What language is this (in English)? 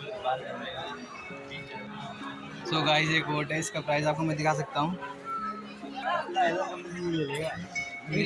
Hindi